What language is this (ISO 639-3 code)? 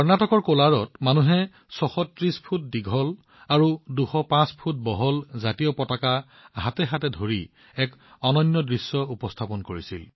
asm